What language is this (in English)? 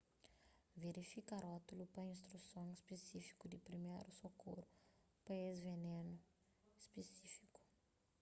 Kabuverdianu